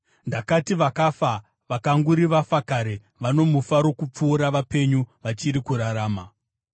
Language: Shona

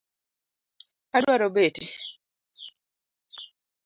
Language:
Luo (Kenya and Tanzania)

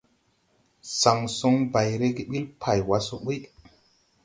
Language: Tupuri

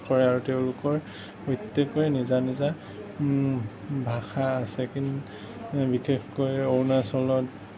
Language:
Assamese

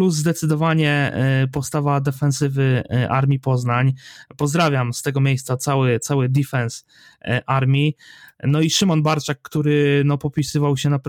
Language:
Polish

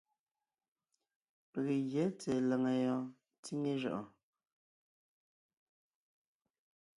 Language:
Ngiemboon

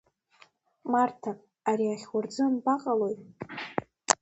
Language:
Abkhazian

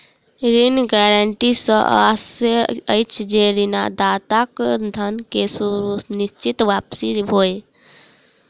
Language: Maithili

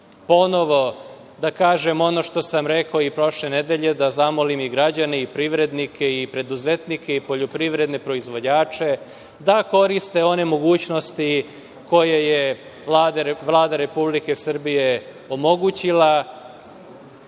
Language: Serbian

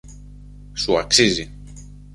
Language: Greek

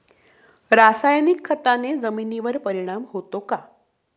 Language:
Marathi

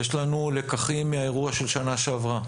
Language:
Hebrew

